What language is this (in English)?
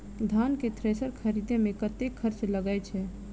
Maithili